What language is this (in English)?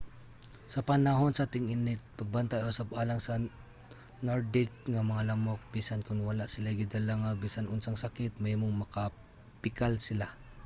Cebuano